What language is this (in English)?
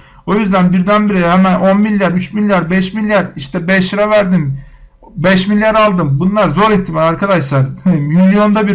Turkish